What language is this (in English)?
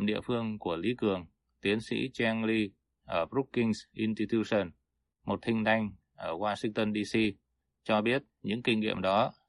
Vietnamese